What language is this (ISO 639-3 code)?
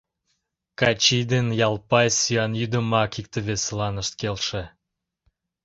chm